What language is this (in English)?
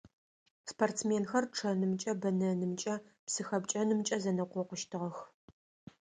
Adyghe